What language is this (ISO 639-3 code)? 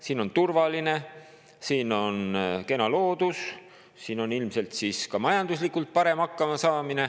est